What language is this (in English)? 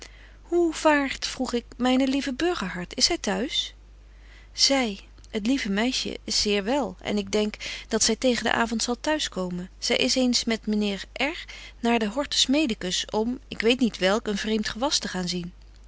Dutch